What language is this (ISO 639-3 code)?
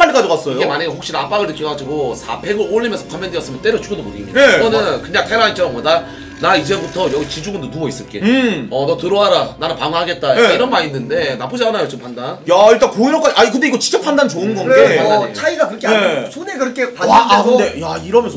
kor